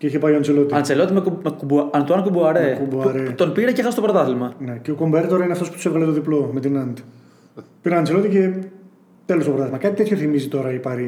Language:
Greek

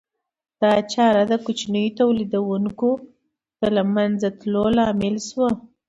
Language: Pashto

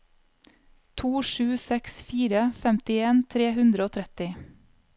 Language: Norwegian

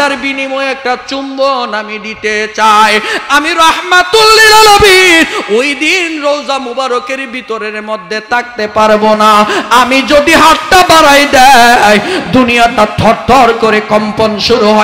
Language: Arabic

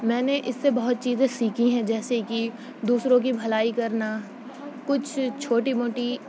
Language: Urdu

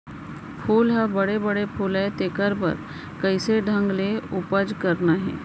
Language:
Chhattisgarhi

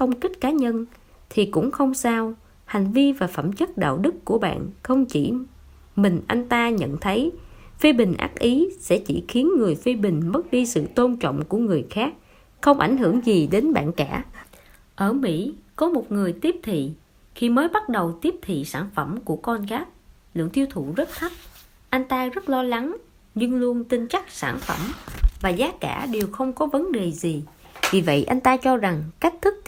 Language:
Vietnamese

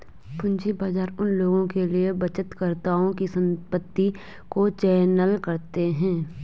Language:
Hindi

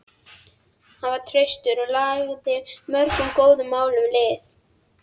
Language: Icelandic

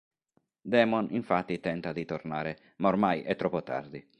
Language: Italian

